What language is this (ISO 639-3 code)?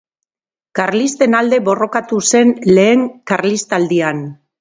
eus